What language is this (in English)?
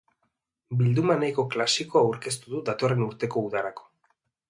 Basque